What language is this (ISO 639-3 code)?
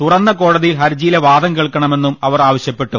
mal